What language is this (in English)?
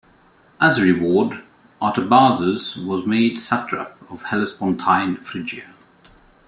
English